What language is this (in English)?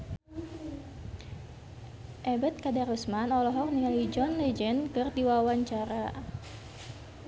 Sundanese